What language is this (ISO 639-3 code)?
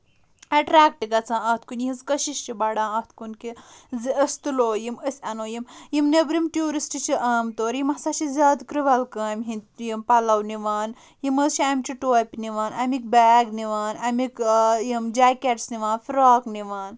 kas